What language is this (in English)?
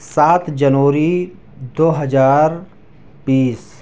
Urdu